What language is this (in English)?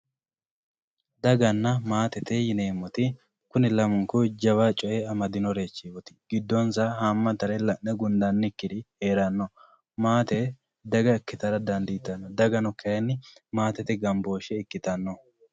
Sidamo